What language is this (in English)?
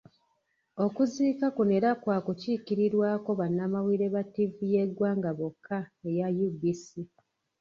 Ganda